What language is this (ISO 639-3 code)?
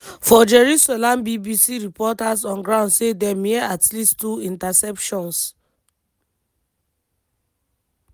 pcm